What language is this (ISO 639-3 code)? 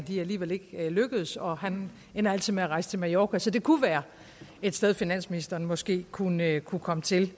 dan